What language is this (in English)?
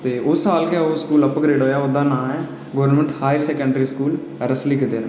Dogri